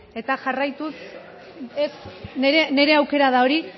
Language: Basque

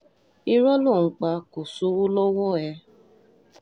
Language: Yoruba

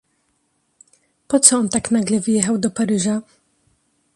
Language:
Polish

